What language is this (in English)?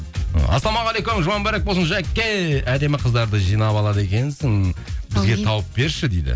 Kazakh